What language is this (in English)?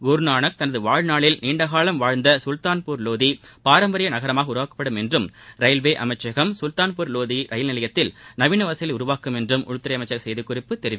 Tamil